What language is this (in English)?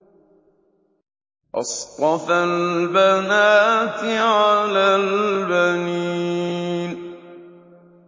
Arabic